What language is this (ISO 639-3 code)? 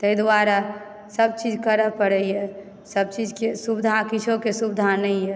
mai